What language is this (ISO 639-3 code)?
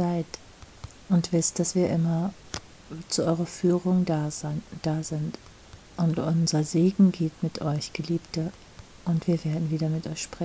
deu